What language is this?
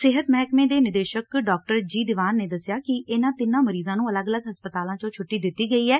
Punjabi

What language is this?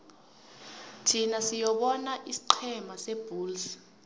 South Ndebele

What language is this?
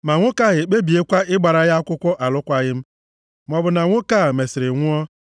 Igbo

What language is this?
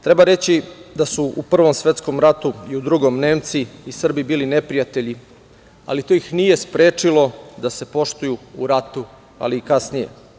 Serbian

